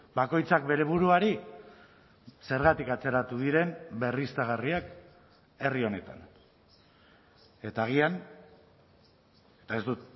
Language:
Basque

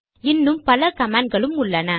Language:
Tamil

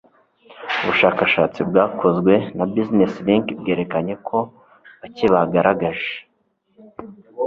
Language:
Kinyarwanda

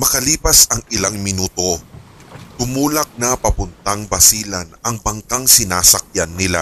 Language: Filipino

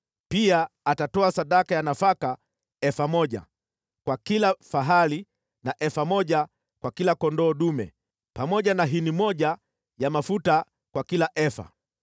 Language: Swahili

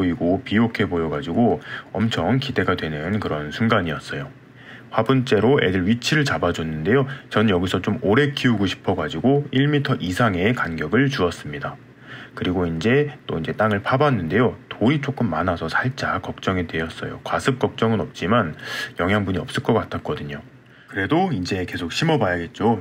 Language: Korean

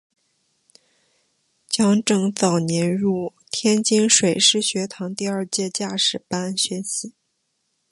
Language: Chinese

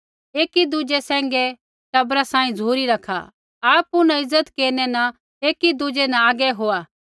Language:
Kullu Pahari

